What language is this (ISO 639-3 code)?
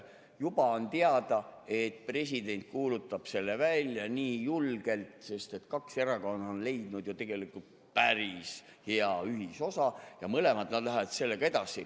est